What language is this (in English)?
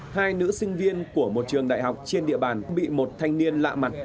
Vietnamese